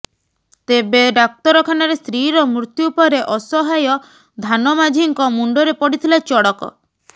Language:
Odia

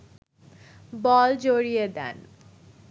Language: Bangla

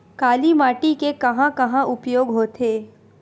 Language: Chhattisgarhi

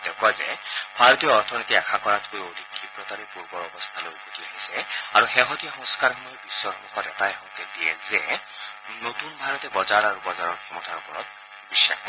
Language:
Assamese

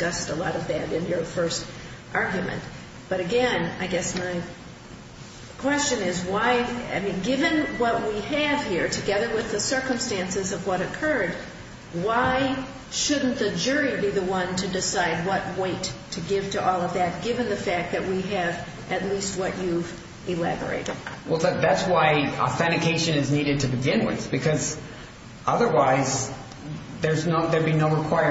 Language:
English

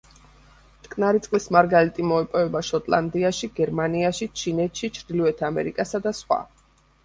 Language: Georgian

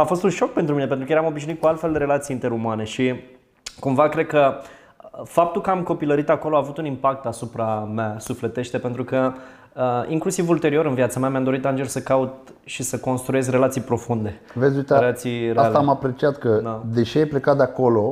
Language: Romanian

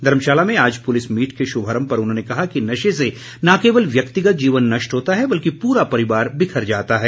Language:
Hindi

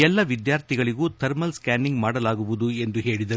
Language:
Kannada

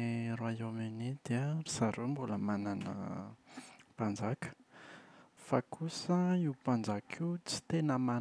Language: Malagasy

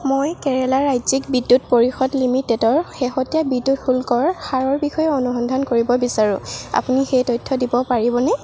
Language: Assamese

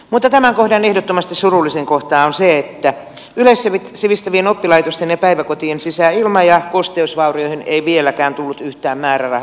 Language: Finnish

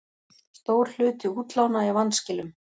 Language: Icelandic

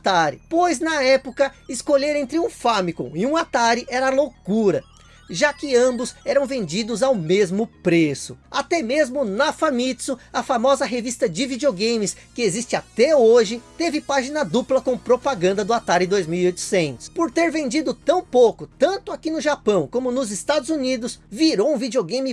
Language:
Portuguese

